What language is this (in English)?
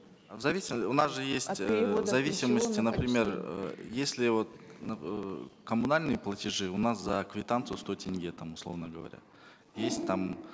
Kazakh